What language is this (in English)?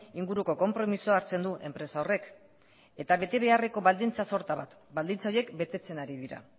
Basque